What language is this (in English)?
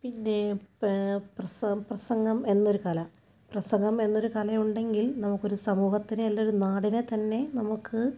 Malayalam